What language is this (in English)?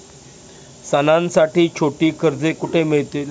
Marathi